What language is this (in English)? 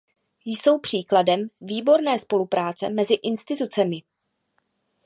Czech